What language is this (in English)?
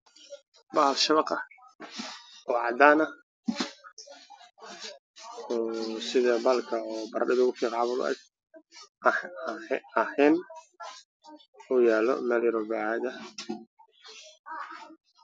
Somali